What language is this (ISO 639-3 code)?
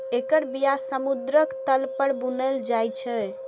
mai